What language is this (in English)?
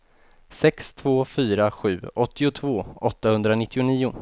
Swedish